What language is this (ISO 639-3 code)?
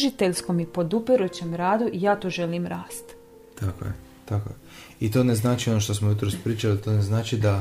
hrv